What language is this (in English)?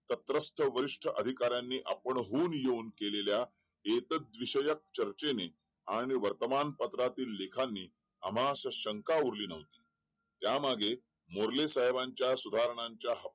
Marathi